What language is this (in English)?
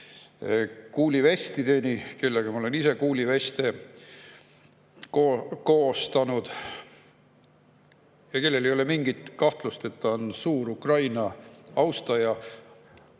Estonian